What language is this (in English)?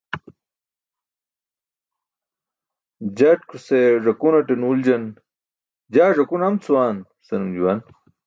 Burushaski